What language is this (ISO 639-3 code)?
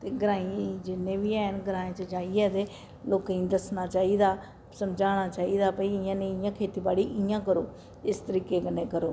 doi